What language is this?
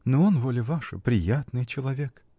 Russian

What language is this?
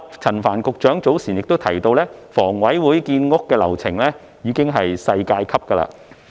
Cantonese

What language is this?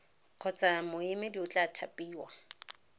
Tswana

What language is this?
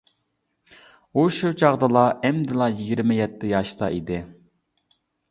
Uyghur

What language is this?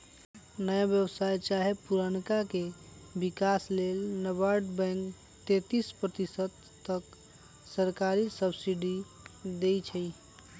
Magahi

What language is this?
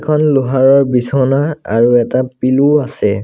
Assamese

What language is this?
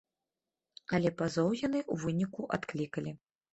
Belarusian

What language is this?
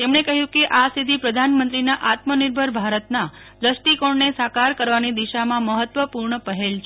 Gujarati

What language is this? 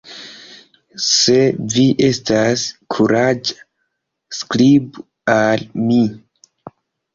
Esperanto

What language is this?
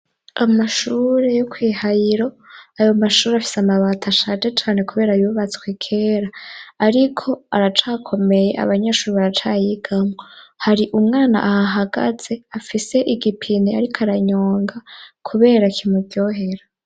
Rundi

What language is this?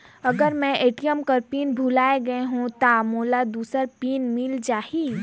Chhattisgarhi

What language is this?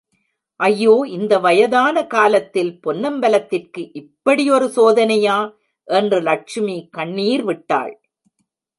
Tamil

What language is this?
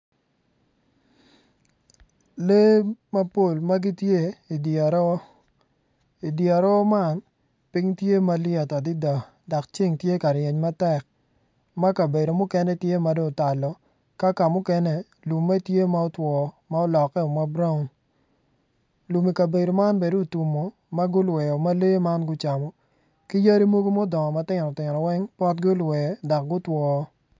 Acoli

